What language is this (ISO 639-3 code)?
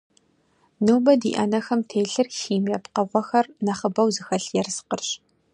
kbd